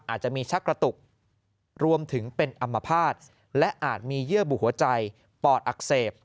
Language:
Thai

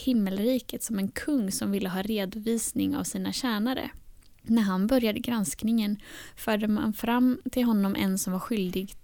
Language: Swedish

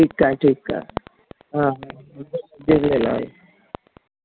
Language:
Sindhi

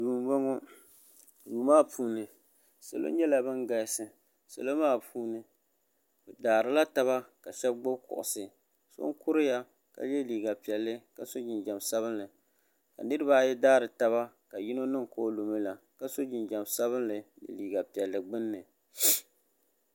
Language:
Dagbani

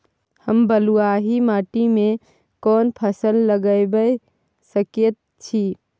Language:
Maithili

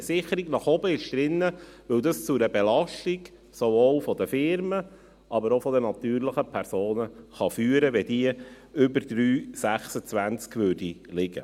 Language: Swiss German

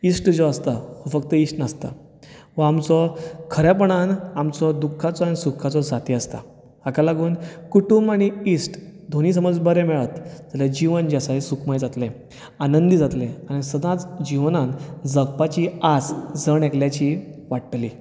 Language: Konkani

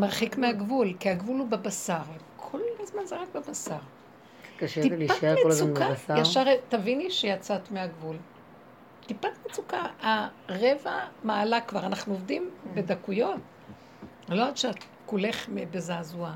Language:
Hebrew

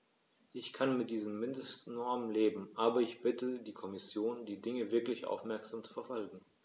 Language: German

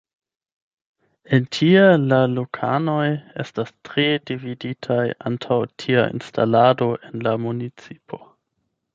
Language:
Esperanto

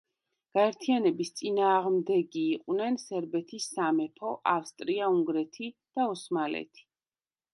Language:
Georgian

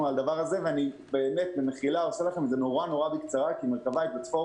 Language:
Hebrew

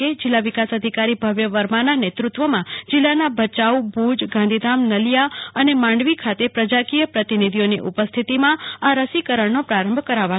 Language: Gujarati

